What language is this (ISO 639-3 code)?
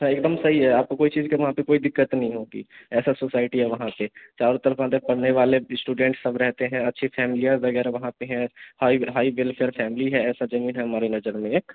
hin